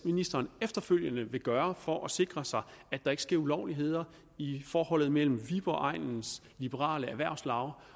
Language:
Danish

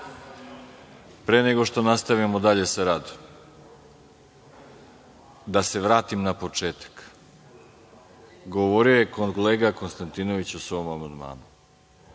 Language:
Serbian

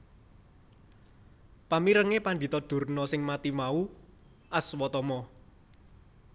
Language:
Javanese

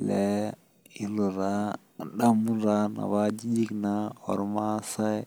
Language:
Masai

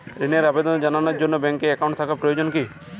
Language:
Bangla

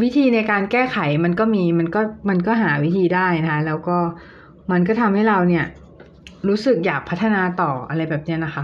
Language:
Thai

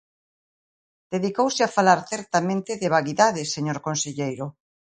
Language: Galician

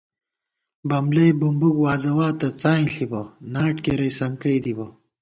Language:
Gawar-Bati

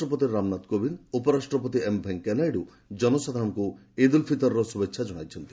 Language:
Odia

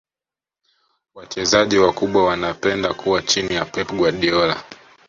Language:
Swahili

